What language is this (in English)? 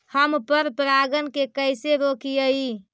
Magahi